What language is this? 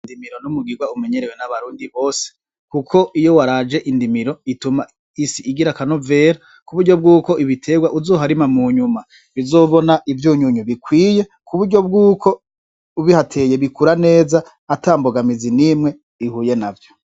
Rundi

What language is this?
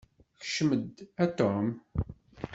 Kabyle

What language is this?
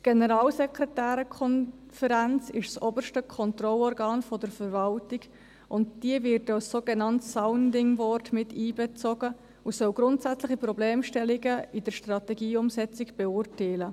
Swiss German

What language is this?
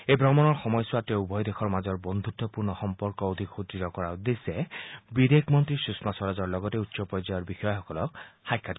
Assamese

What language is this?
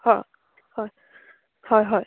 Assamese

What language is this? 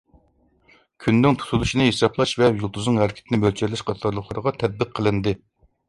Uyghur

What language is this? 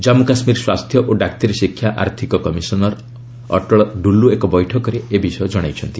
Odia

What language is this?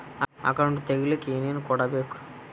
Kannada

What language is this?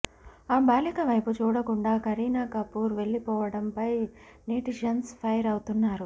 Telugu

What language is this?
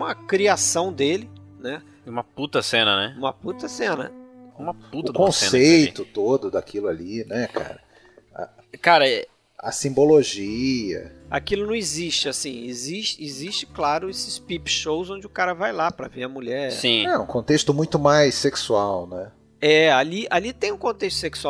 Portuguese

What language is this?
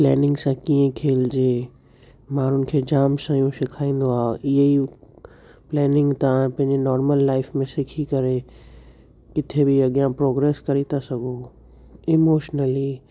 Sindhi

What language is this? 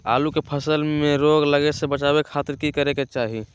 Magahi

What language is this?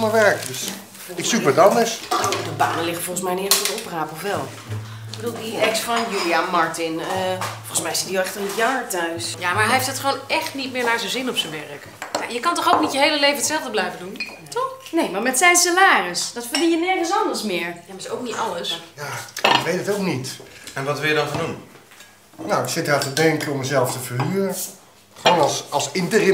Dutch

